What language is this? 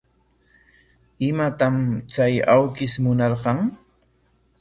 Corongo Ancash Quechua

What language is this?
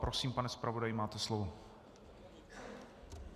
Czech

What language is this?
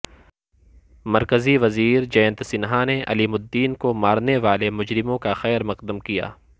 Urdu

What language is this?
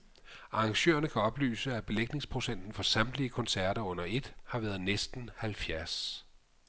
Danish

